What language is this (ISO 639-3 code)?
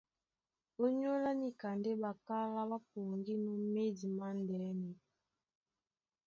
dua